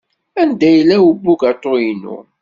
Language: Kabyle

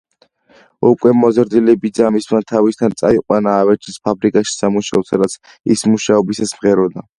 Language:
Georgian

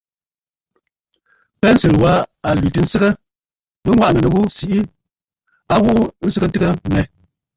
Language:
Bafut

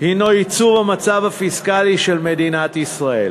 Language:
Hebrew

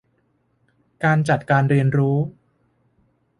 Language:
Thai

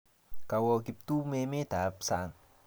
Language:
Kalenjin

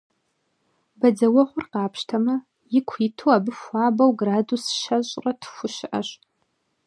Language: Kabardian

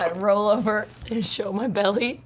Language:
English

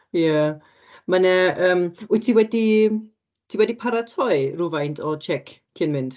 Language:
Welsh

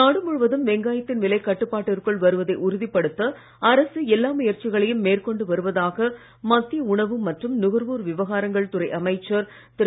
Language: Tamil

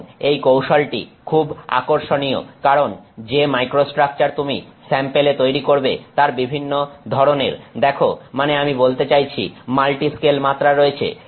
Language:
Bangla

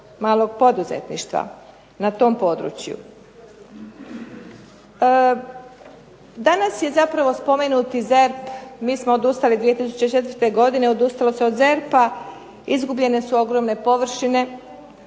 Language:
Croatian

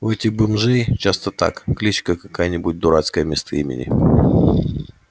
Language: Russian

